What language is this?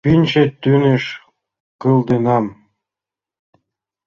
Mari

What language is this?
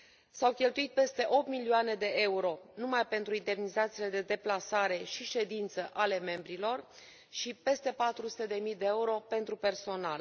Romanian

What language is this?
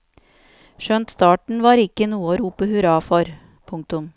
Norwegian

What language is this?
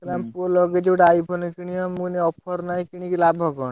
Odia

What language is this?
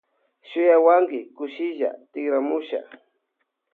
Loja Highland Quichua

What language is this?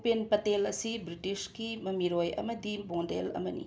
Manipuri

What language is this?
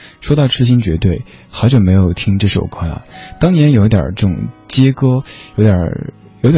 Chinese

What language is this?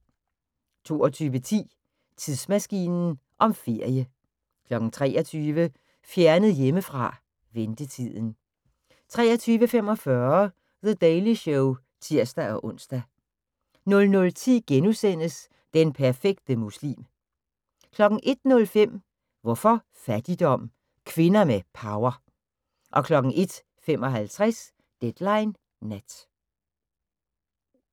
Danish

